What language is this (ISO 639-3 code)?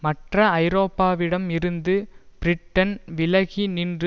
tam